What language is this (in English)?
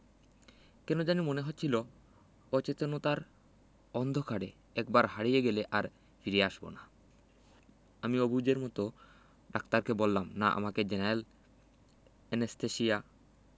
Bangla